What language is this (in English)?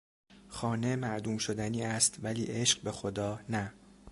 Persian